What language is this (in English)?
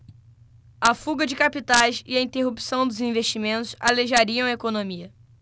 Portuguese